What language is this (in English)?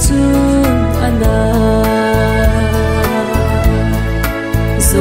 Vietnamese